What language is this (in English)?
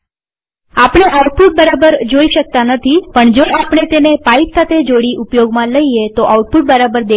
Gujarati